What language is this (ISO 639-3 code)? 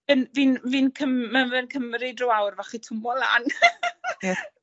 cym